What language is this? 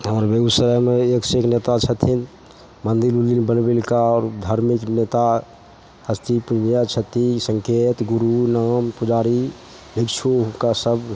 Maithili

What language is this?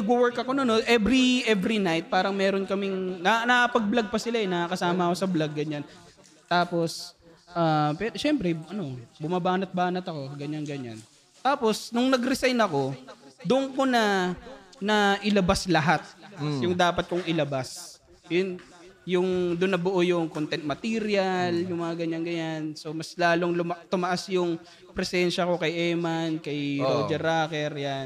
Filipino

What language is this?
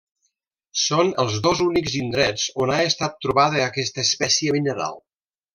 Catalan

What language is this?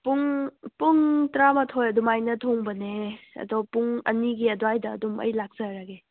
Manipuri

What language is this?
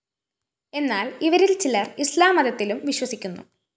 Malayalam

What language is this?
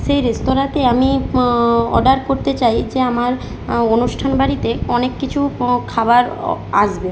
Bangla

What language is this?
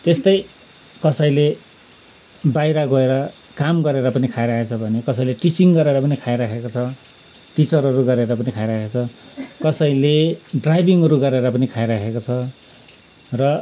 Nepali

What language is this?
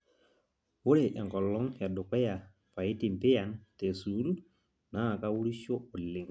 Masai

